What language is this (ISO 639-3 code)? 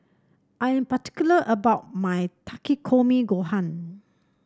eng